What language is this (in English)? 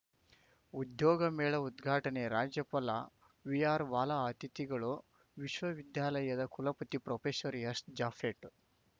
Kannada